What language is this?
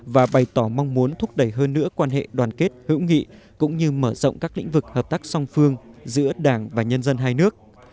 Vietnamese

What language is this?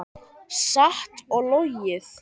Icelandic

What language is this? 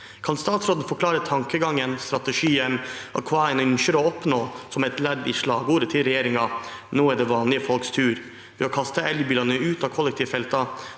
Norwegian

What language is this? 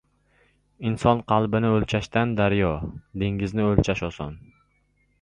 Uzbek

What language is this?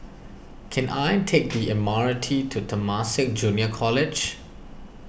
English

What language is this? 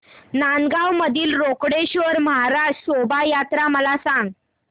Marathi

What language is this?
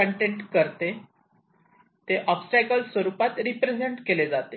Marathi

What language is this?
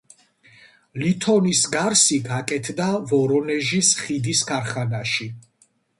Georgian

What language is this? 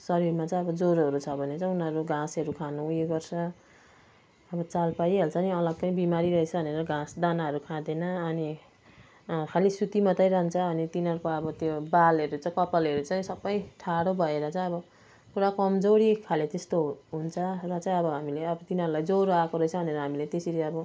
Nepali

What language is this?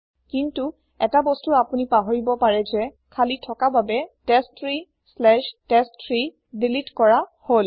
Assamese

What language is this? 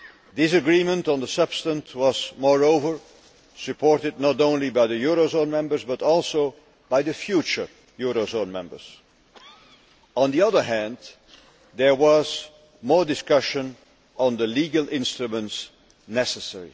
English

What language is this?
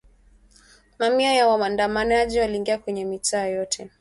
Swahili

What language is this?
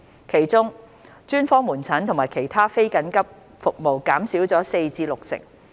Cantonese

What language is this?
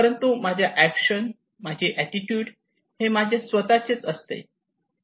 Marathi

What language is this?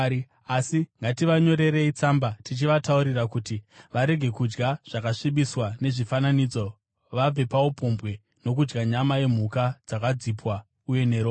Shona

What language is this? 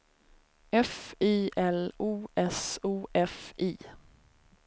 Swedish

